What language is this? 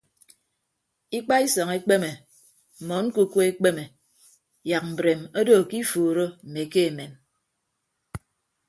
Ibibio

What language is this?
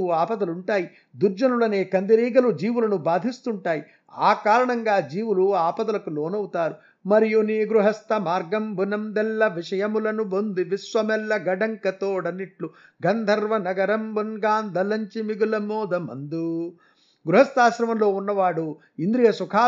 Telugu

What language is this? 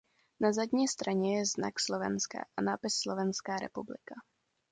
Czech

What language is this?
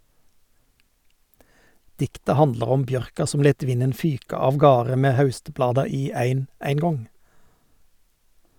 Norwegian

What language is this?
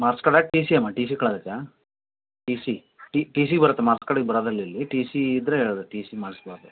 Kannada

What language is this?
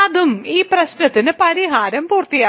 Malayalam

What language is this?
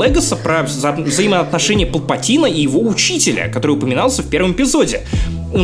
Russian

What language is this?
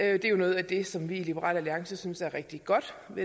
Danish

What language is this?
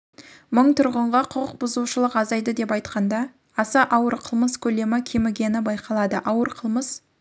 Kazakh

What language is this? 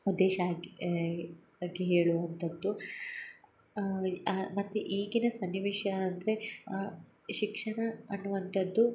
Kannada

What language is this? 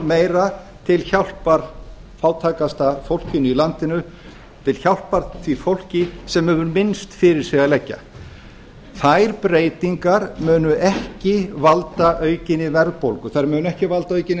Icelandic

